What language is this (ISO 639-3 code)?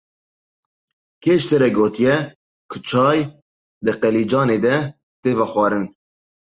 kur